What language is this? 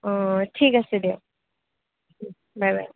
Assamese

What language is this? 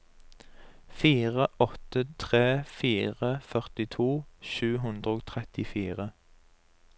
Norwegian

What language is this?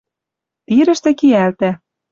Western Mari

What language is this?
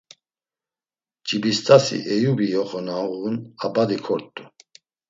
Laz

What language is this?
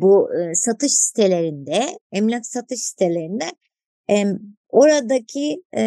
Turkish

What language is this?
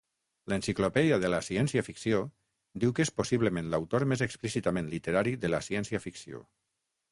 Catalan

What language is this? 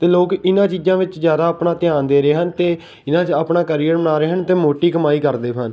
Punjabi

